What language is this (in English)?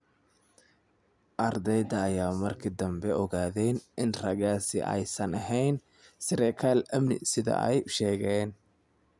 Somali